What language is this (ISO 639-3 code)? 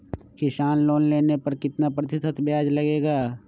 mag